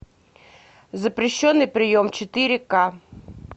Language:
Russian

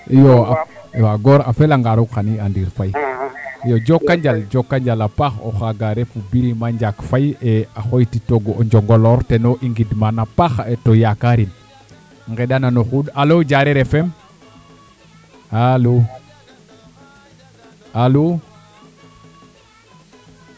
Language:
Serer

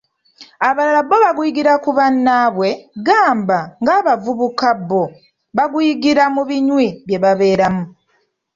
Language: Ganda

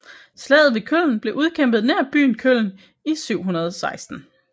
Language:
Danish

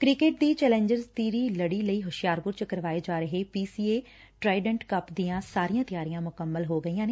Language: Punjabi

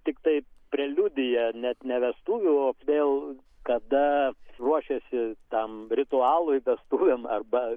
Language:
Lithuanian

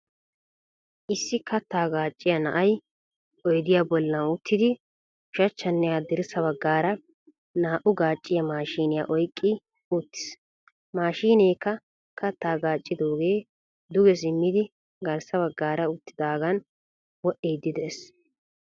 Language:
Wolaytta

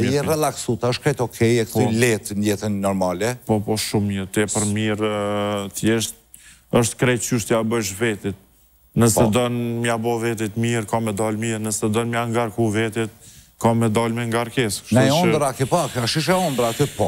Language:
Romanian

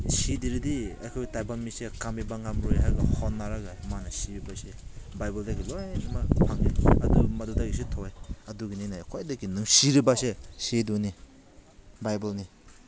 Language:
Manipuri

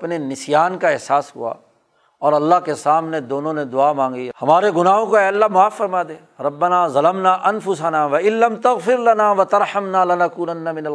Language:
Urdu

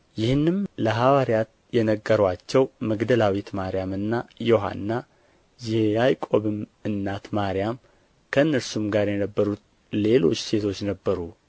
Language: Amharic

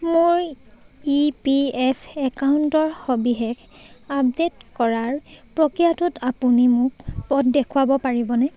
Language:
Assamese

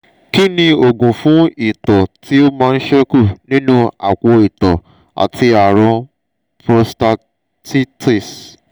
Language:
Yoruba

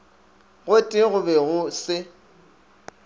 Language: Northern Sotho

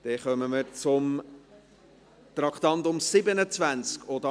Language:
Swiss German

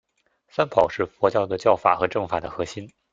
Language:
Chinese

